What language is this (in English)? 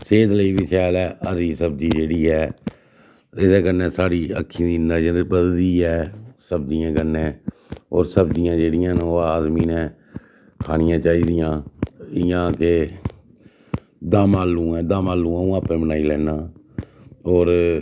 Dogri